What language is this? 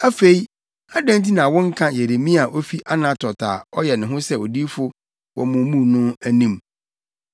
Akan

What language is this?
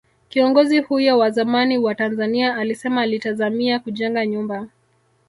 Swahili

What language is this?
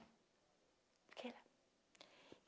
Portuguese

